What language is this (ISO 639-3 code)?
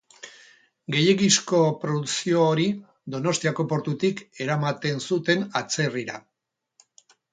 eus